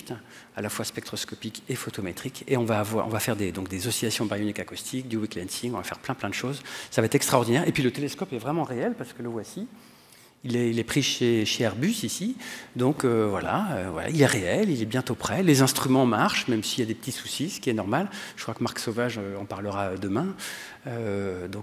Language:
French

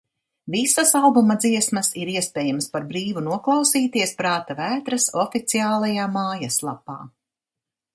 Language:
Latvian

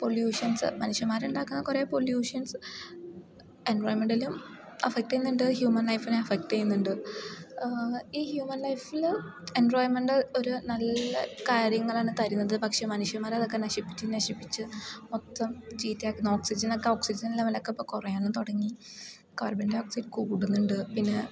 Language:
Malayalam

